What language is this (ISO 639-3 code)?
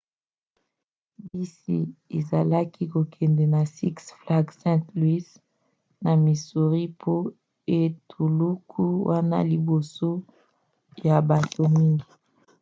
lin